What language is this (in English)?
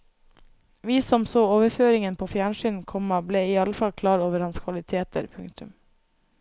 Norwegian